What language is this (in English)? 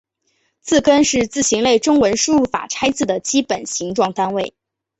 Chinese